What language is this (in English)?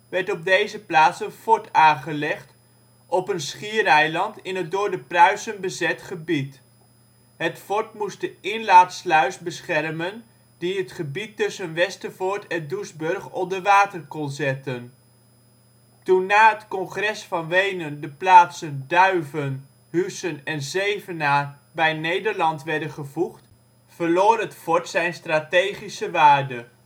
Dutch